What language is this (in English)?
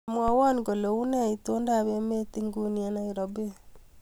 Kalenjin